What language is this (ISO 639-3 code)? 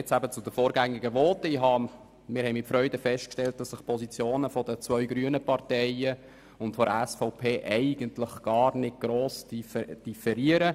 gsw